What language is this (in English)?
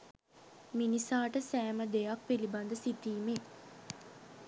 Sinhala